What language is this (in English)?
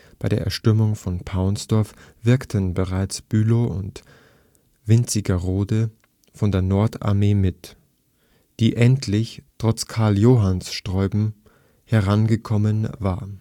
German